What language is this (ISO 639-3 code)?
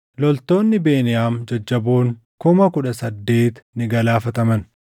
orm